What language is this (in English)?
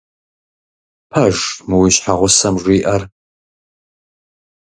Kabardian